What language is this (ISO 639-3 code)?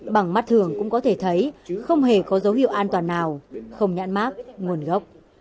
vie